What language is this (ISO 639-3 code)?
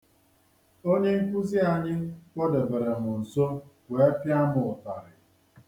ibo